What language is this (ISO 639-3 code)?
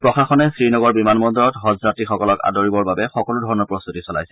asm